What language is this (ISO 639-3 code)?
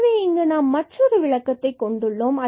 tam